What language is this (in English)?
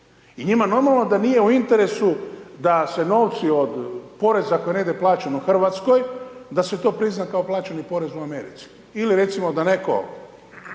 Croatian